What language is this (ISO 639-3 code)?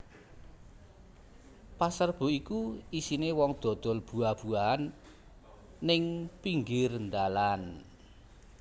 jav